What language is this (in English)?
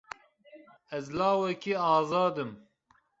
Kurdish